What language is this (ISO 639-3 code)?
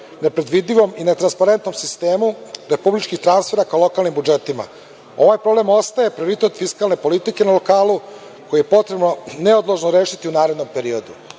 srp